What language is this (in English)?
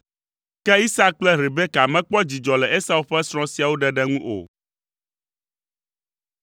Ewe